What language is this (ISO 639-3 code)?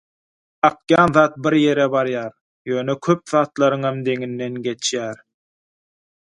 tuk